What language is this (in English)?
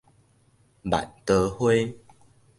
Min Nan Chinese